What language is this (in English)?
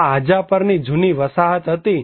Gujarati